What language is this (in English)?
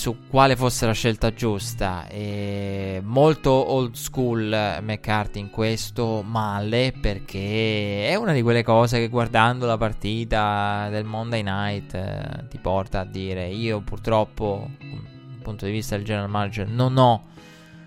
Italian